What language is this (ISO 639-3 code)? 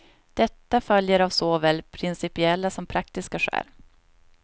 swe